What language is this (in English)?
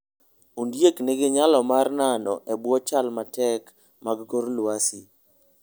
Luo (Kenya and Tanzania)